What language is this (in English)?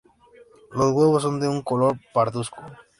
Spanish